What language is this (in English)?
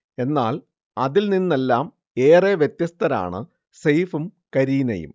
Malayalam